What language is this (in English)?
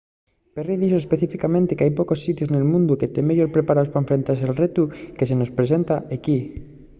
Asturian